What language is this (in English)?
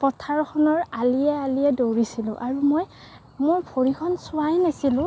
Assamese